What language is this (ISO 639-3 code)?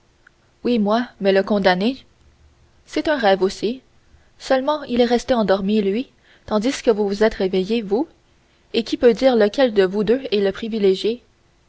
fra